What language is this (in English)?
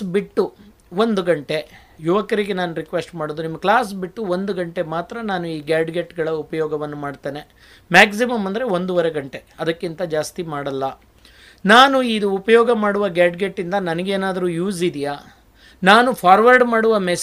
Kannada